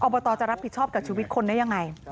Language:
Thai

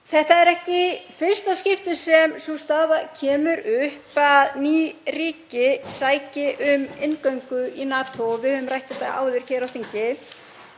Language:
Icelandic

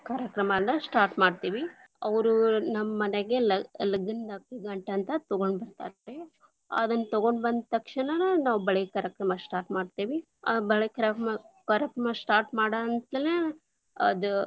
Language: Kannada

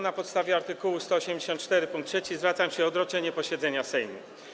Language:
Polish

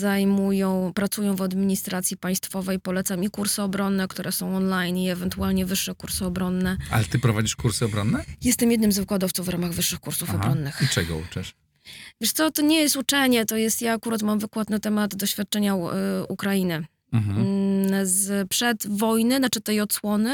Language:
Polish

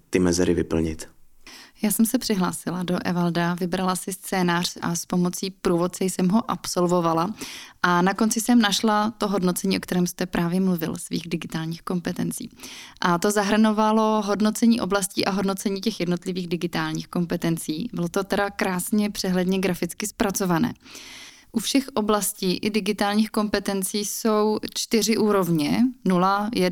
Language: Czech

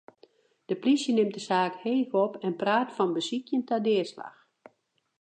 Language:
Western Frisian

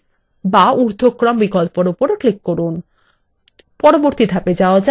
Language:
Bangla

